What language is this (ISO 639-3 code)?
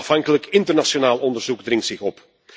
nld